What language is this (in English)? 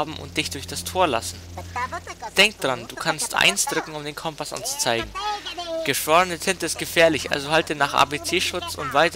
German